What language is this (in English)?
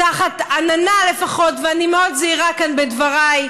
Hebrew